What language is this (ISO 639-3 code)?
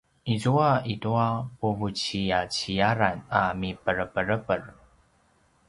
pwn